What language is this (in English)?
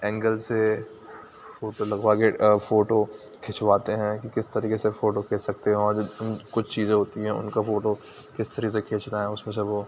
Urdu